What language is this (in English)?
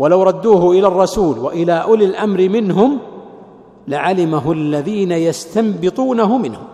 Arabic